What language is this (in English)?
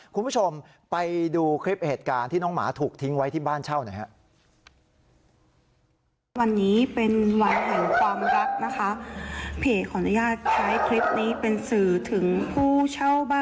Thai